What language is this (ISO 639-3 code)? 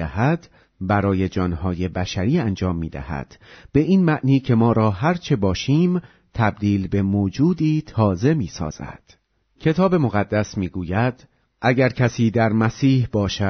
fas